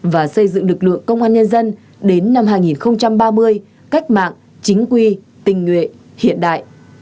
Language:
Vietnamese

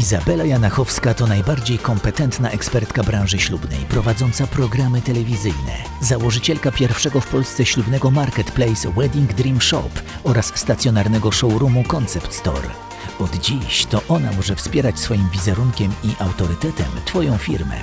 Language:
Polish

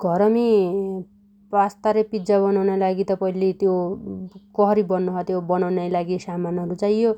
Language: Dotyali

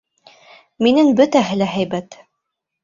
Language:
Bashkir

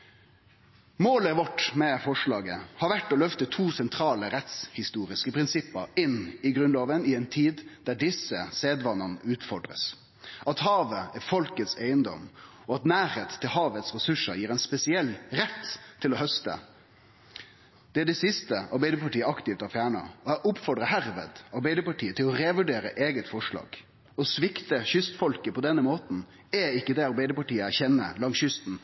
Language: Norwegian Nynorsk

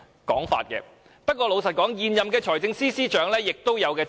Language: Cantonese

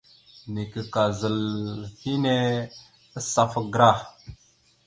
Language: Mada (Cameroon)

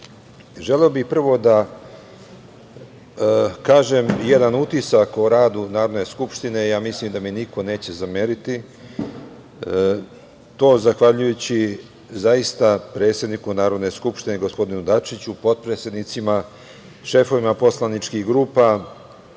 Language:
Serbian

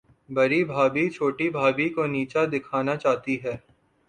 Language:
Urdu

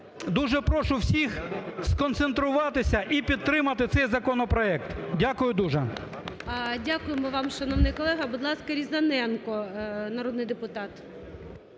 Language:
Ukrainian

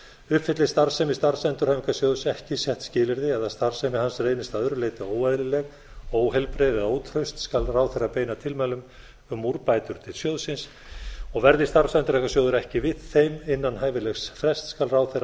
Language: Icelandic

